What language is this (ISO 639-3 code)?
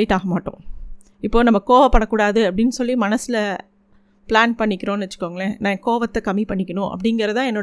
tam